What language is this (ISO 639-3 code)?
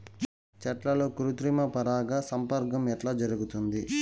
tel